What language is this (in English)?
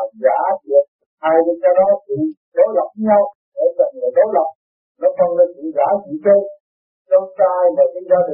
Vietnamese